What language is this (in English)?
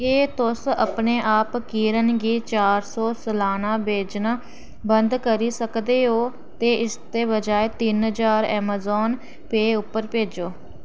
Dogri